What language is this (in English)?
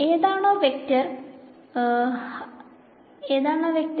Malayalam